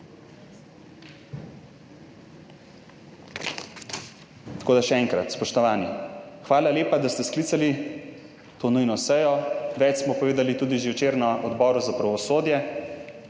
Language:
Slovenian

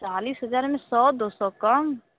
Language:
Hindi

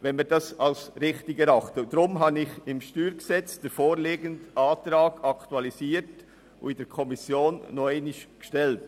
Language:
Swiss German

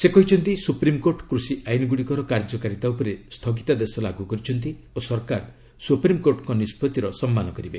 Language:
Odia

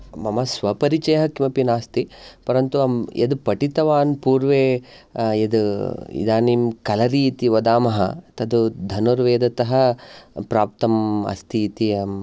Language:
Sanskrit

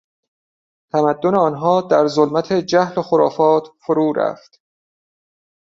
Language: Persian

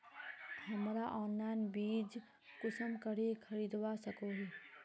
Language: Magahi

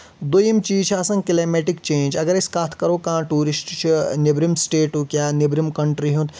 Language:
Kashmiri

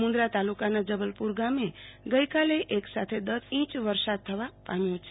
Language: Gujarati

